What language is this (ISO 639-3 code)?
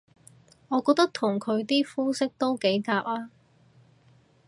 yue